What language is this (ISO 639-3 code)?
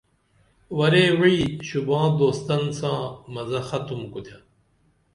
dml